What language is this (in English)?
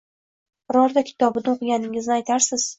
Uzbek